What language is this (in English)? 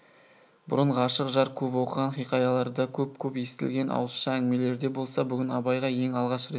Kazakh